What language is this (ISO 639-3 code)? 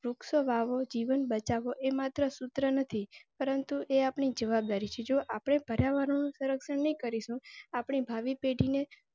guj